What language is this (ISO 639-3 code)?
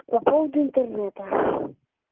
rus